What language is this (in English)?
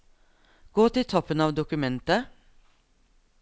Norwegian